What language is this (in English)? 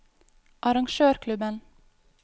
Norwegian